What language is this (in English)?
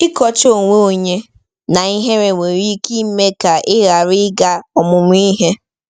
Igbo